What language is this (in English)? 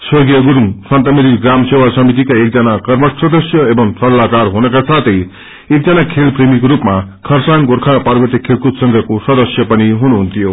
Nepali